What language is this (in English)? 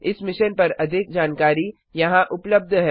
Hindi